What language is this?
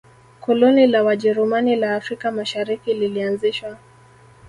Swahili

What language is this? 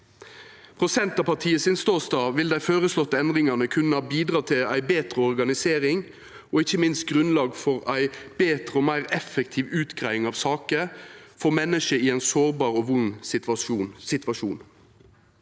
Norwegian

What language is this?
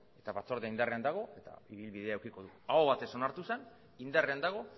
Basque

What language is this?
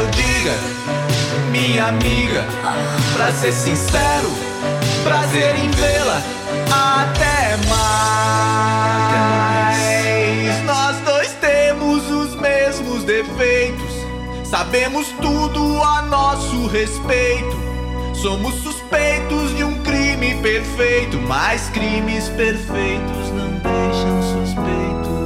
Portuguese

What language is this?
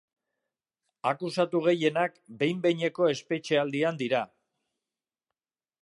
Basque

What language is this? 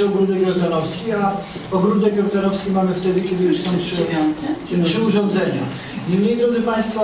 Polish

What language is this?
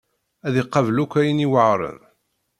Kabyle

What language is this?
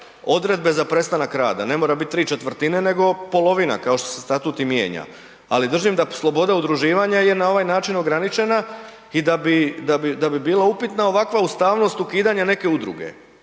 Croatian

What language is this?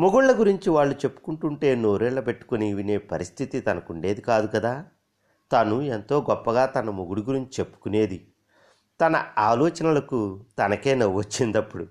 Telugu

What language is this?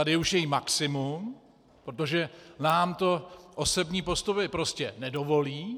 Czech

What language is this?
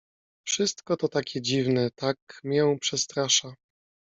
Polish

